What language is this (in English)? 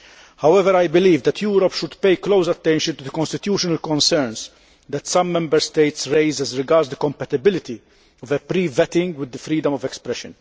English